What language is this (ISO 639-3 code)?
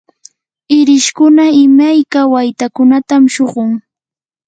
qur